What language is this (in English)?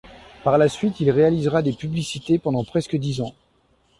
French